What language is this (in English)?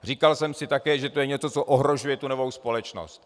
Czech